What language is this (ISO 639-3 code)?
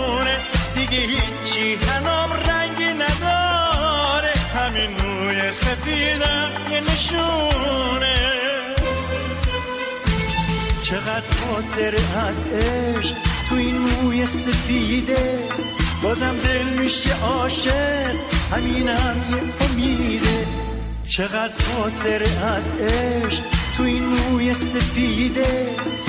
fas